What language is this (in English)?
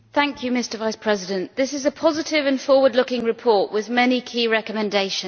English